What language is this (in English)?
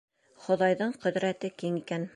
Bashkir